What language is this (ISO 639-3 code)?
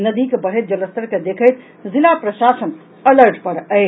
mai